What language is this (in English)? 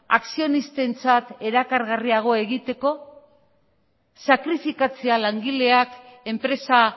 Basque